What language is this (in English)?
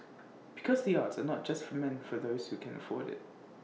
English